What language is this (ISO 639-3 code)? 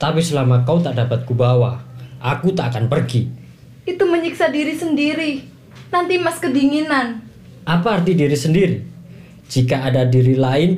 ind